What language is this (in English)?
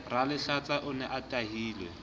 Southern Sotho